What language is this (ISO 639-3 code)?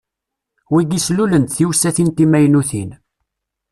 kab